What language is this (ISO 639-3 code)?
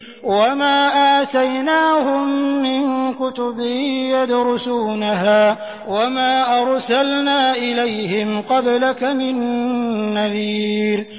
ara